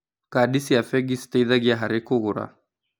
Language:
Kikuyu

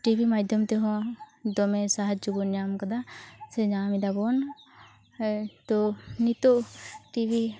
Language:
Santali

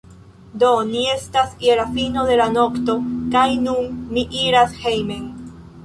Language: Esperanto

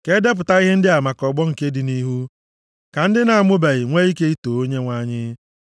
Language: Igbo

